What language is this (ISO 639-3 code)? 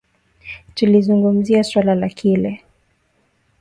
swa